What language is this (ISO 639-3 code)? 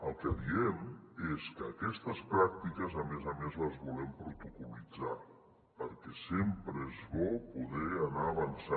cat